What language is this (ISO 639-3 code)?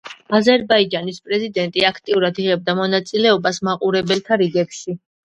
kat